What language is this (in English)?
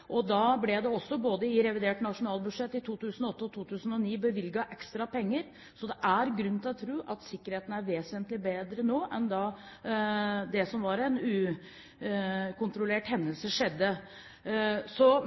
Norwegian Bokmål